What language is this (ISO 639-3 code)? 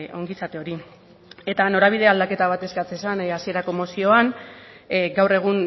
eus